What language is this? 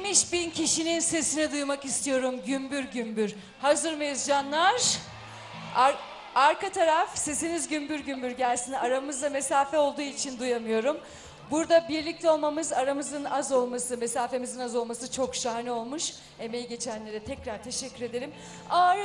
Turkish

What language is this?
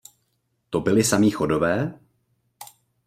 Czech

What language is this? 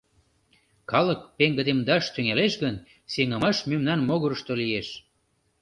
Mari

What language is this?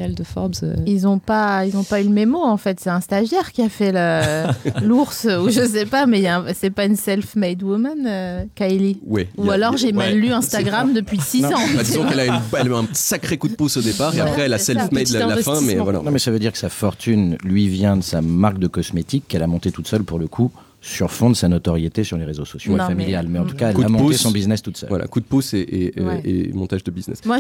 French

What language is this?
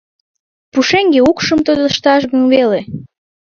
Mari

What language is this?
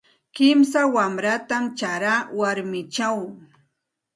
Santa Ana de Tusi Pasco Quechua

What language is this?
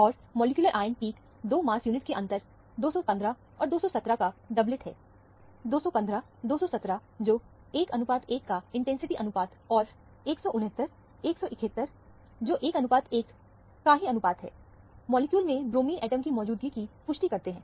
Hindi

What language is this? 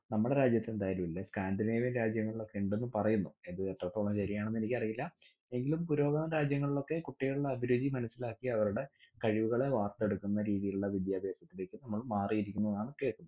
Malayalam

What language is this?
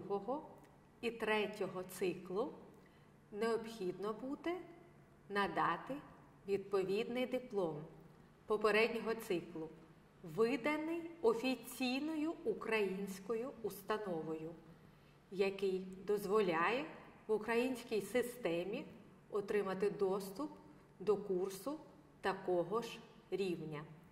Ukrainian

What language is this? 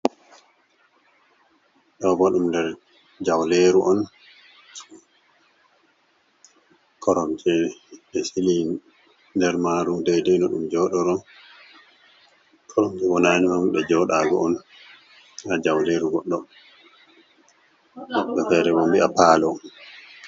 Fula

